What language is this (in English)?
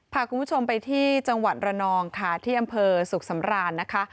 Thai